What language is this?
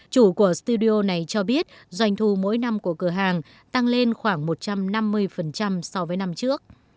Vietnamese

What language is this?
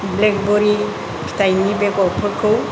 Bodo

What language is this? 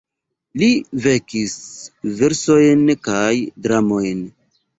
Esperanto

